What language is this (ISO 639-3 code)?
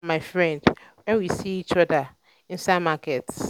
pcm